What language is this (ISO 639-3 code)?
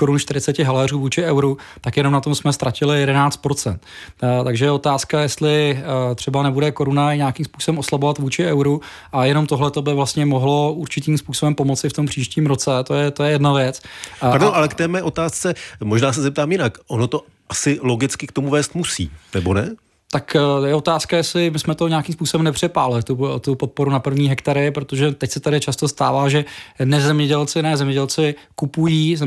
ces